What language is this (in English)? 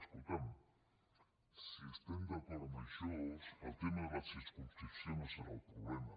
Catalan